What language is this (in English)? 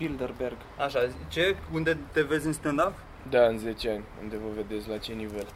Romanian